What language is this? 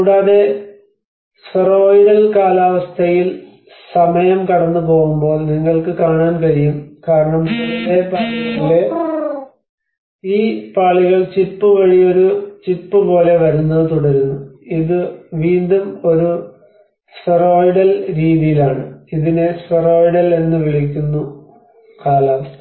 Malayalam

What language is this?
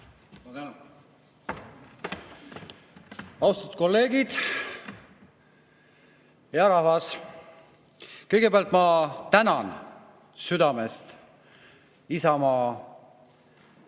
Estonian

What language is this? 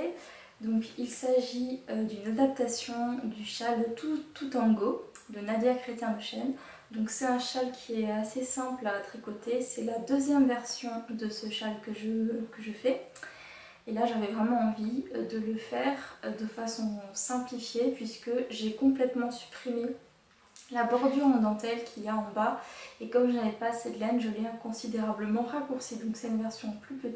French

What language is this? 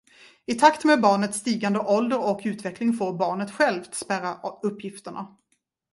Swedish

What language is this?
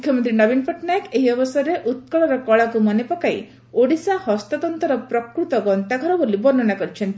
Odia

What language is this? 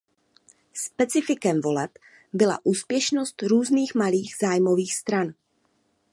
Czech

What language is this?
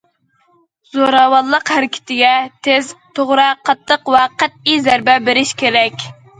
Uyghur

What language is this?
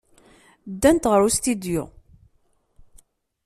Kabyle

